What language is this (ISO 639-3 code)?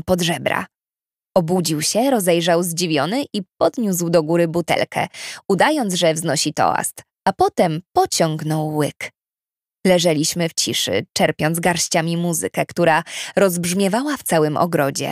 pol